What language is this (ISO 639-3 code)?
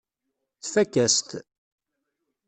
kab